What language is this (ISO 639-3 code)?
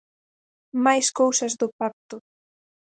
glg